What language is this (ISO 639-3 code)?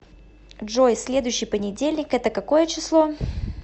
rus